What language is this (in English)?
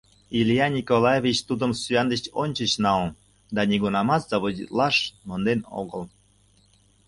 Mari